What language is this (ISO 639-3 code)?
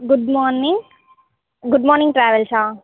tel